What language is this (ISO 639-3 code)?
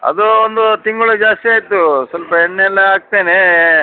kan